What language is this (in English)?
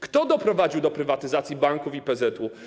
Polish